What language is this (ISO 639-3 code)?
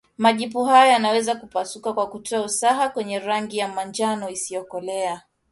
swa